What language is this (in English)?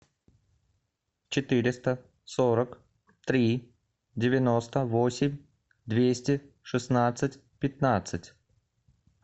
Russian